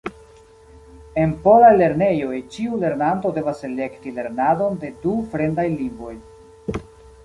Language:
Esperanto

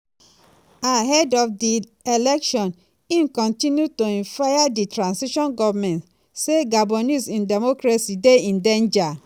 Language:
Nigerian Pidgin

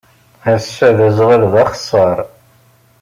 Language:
Kabyle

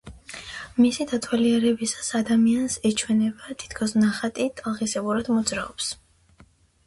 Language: Georgian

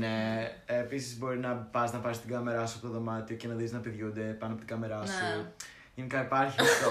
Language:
Greek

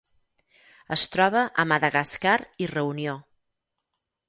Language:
Catalan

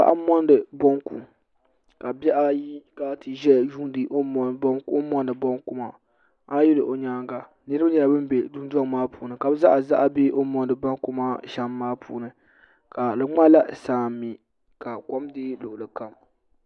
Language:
Dagbani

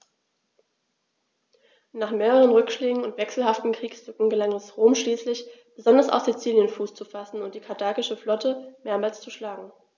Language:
German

